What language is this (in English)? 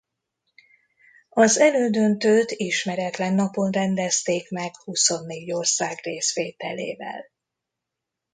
Hungarian